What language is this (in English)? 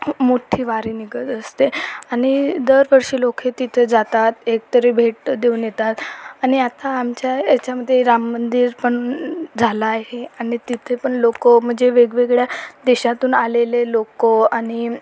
Marathi